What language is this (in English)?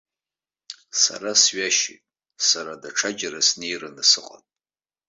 Abkhazian